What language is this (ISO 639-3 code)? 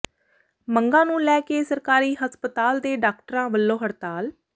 pan